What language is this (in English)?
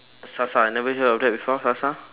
English